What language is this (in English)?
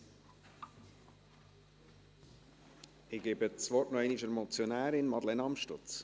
Swiss German